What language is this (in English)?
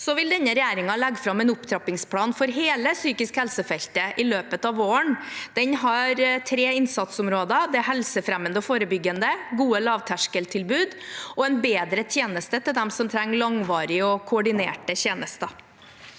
Norwegian